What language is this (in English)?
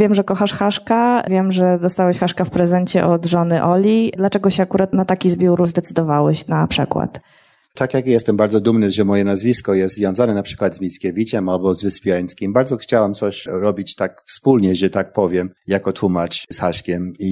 Polish